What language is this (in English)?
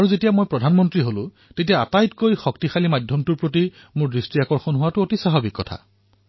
Assamese